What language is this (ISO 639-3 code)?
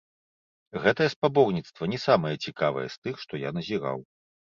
bel